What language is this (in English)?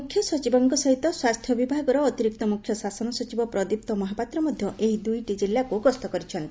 Odia